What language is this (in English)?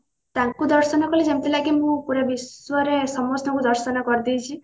Odia